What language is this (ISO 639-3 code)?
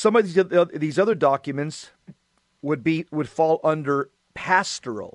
eng